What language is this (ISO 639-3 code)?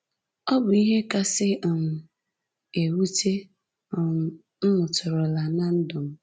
ibo